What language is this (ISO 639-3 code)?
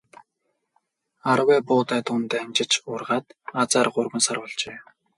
mon